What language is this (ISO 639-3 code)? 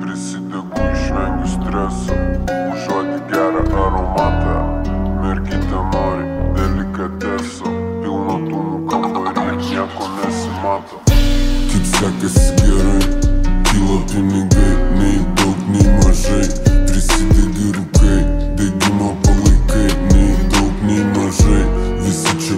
ron